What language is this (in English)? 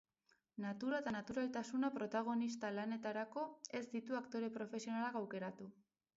Basque